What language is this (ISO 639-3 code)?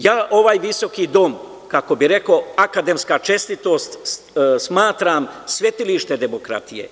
srp